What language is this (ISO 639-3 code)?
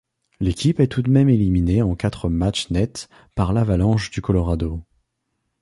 fra